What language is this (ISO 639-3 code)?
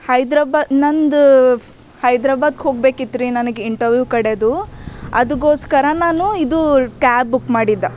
kan